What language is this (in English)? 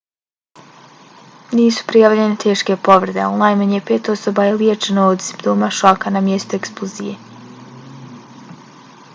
Bosnian